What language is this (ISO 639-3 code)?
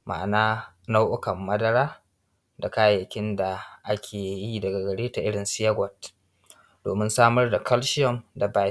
hau